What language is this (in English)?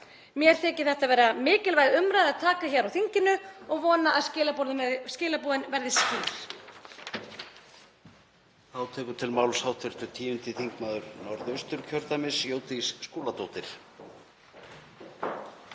Icelandic